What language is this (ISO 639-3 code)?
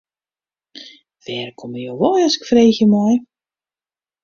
fry